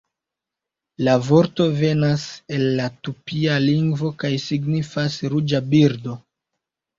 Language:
Esperanto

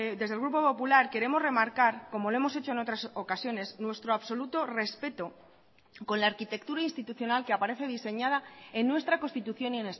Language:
Spanish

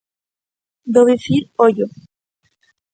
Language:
Galician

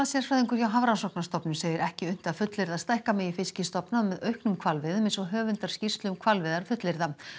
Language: Icelandic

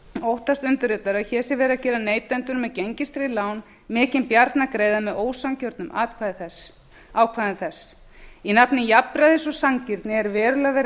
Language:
Icelandic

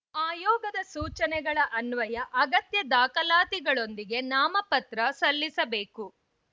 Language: Kannada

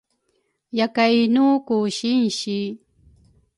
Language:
Rukai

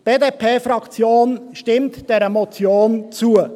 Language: Swiss German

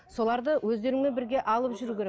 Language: Kazakh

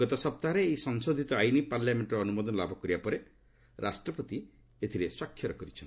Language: Odia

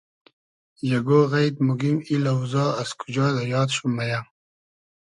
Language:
Hazaragi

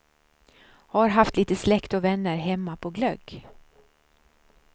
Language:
Swedish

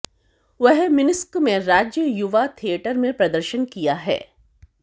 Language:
Hindi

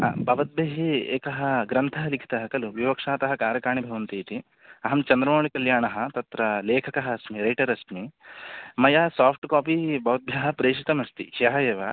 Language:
Sanskrit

